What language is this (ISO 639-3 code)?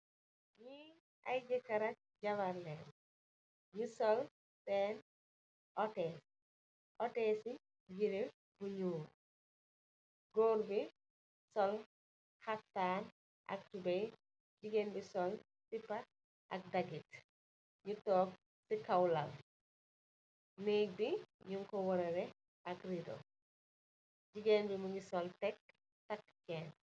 wol